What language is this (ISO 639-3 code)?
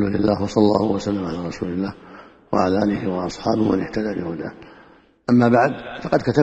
ara